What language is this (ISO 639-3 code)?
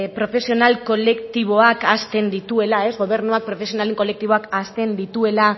eus